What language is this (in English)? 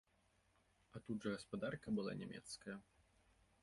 Belarusian